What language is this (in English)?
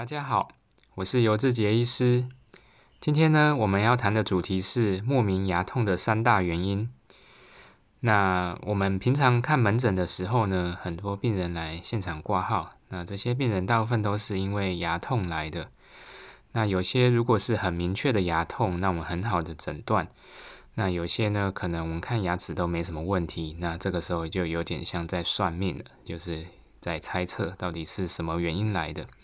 Chinese